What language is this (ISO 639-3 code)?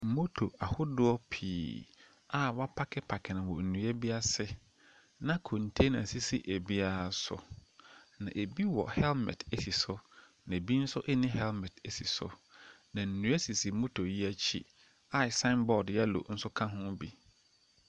aka